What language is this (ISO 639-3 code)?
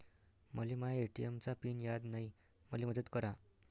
mar